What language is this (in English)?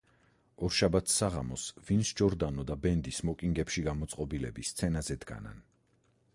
Georgian